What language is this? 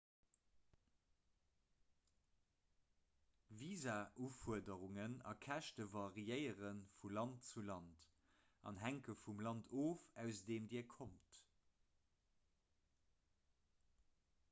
Luxembourgish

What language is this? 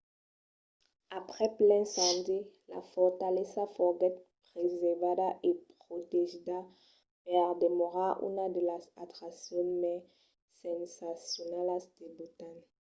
Occitan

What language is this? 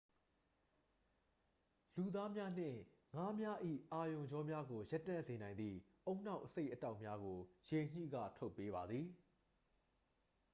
Burmese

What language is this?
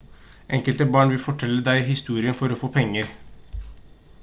Norwegian Bokmål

